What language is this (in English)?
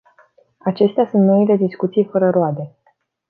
Romanian